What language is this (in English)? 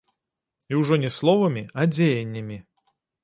Belarusian